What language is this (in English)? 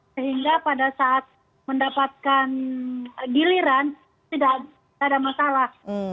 Indonesian